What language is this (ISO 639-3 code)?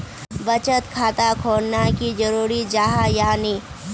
mag